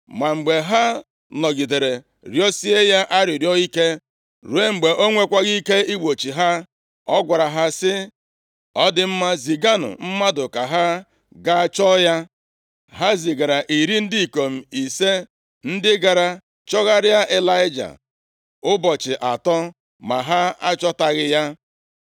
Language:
Igbo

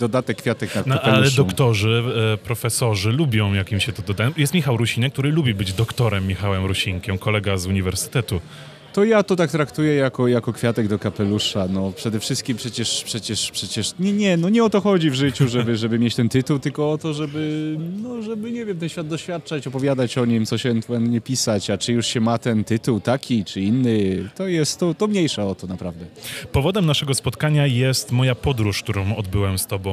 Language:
Polish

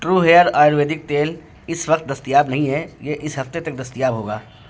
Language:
Urdu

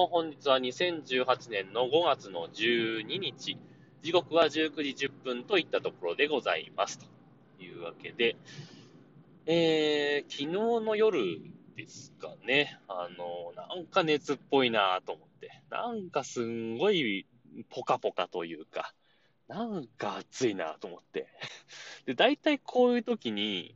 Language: Japanese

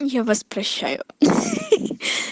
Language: Russian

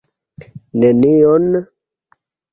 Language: Esperanto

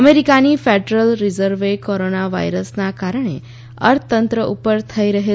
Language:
Gujarati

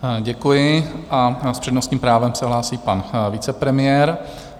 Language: Czech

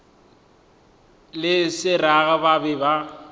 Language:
Northern Sotho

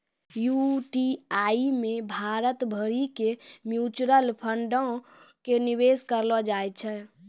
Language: Maithili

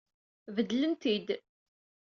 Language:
Kabyle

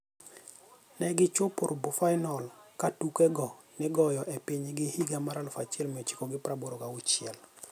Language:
Luo (Kenya and Tanzania)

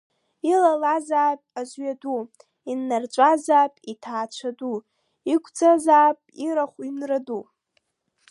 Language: Abkhazian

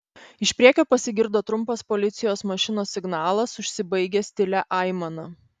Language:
Lithuanian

